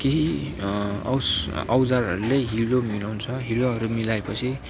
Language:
Nepali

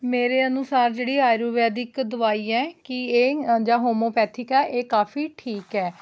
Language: Punjabi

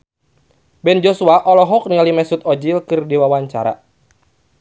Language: Sundanese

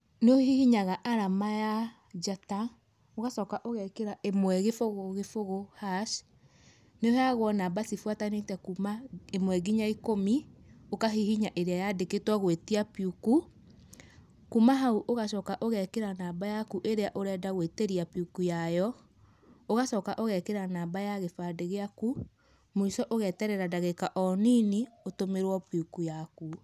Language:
Kikuyu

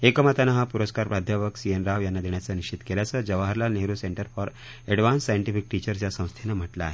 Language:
Marathi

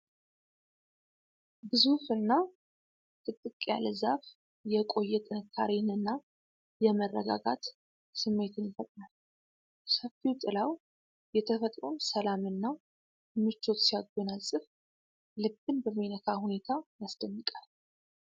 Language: Amharic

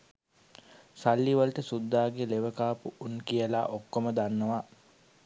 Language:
Sinhala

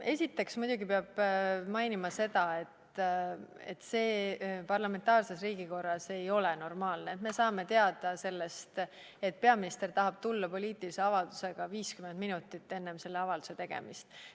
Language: Estonian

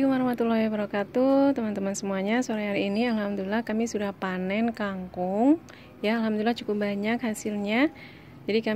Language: Indonesian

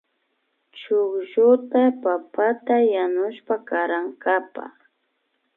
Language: Imbabura Highland Quichua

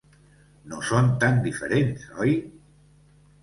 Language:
Catalan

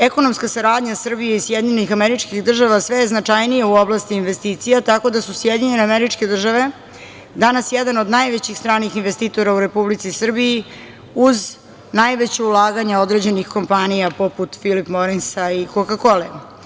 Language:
Serbian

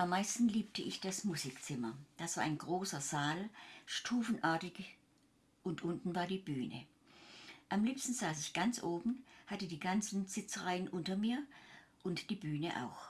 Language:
German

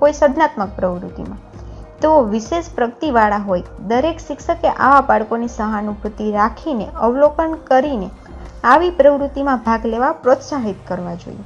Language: Gujarati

